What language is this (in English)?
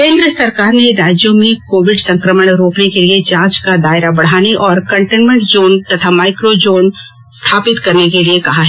Hindi